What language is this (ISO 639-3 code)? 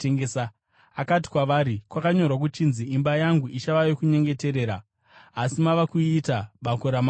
sna